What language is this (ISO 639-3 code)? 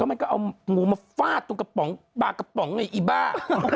tha